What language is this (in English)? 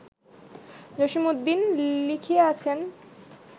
Bangla